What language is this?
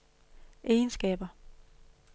Danish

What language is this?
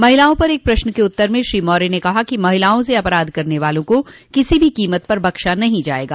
Hindi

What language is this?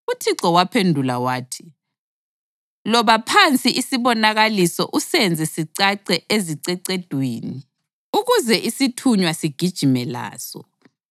North Ndebele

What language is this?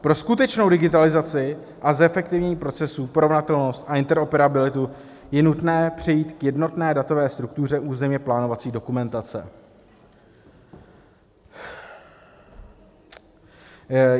Czech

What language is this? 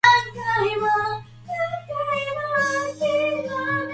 Japanese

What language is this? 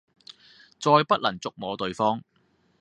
Cantonese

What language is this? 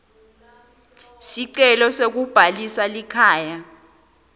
Swati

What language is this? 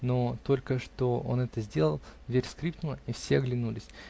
Russian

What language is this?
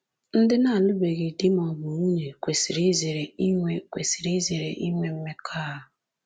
Igbo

